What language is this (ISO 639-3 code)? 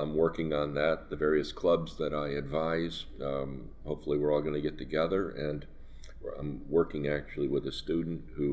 eng